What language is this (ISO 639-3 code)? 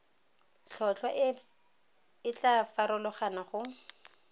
tsn